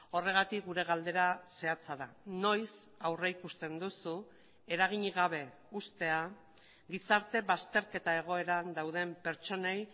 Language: Basque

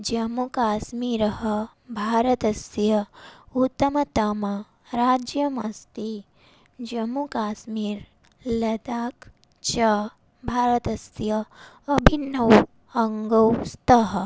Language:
Sanskrit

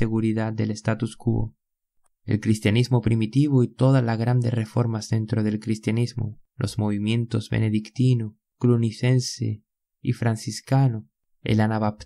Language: Spanish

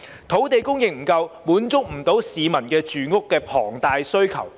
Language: Cantonese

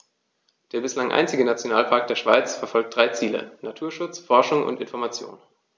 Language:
German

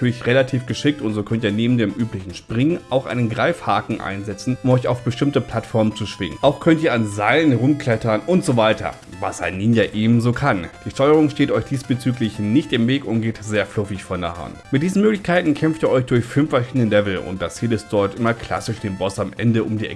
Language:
German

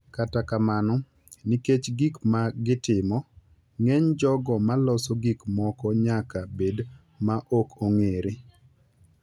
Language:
Luo (Kenya and Tanzania)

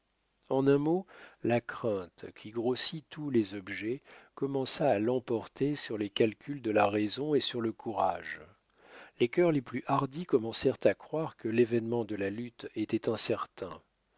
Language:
French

